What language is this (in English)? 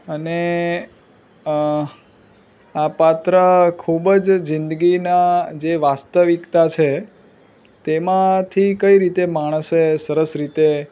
Gujarati